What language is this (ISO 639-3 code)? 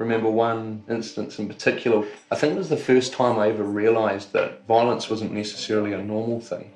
eng